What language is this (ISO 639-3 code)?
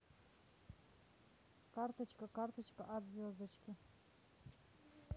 rus